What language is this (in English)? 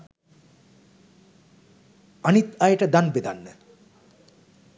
Sinhala